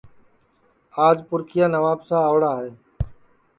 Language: Sansi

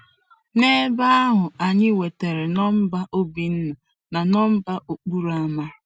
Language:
Igbo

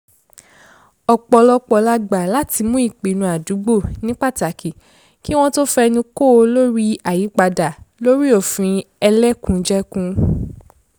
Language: Yoruba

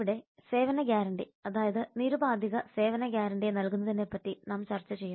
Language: Malayalam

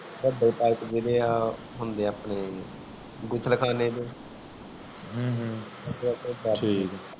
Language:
Punjabi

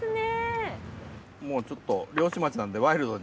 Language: Japanese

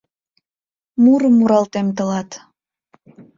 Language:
Mari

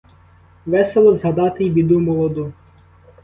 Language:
Ukrainian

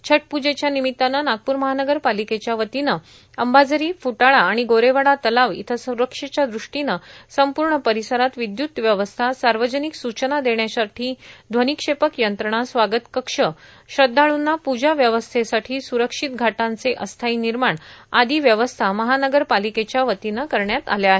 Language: Marathi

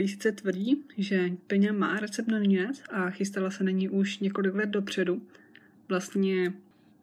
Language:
Czech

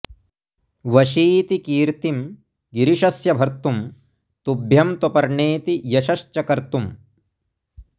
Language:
Sanskrit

